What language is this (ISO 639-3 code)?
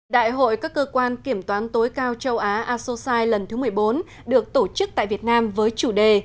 vie